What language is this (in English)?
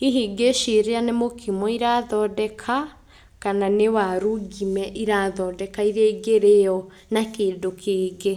Kikuyu